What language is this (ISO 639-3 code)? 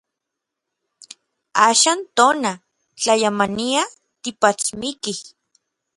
nlv